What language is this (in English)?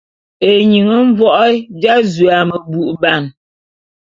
Bulu